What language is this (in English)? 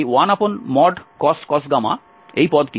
Bangla